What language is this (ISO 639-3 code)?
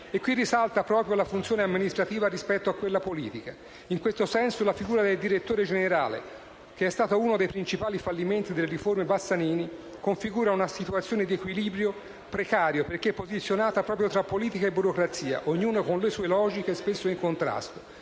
ita